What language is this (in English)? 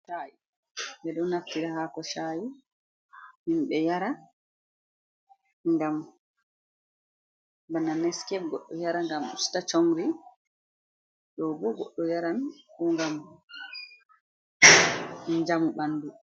Fula